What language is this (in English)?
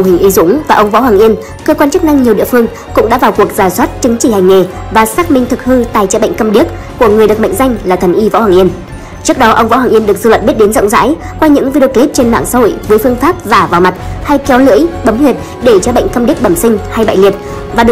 Vietnamese